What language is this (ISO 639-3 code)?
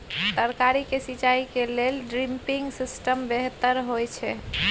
mai